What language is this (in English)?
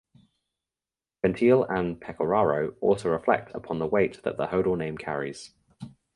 English